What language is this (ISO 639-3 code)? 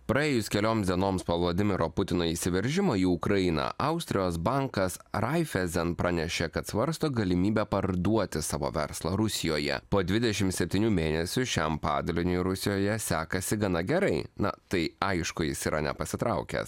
lit